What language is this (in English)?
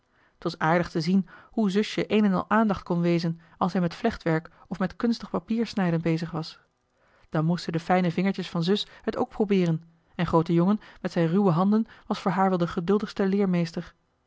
Dutch